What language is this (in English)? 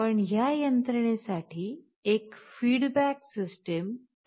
Marathi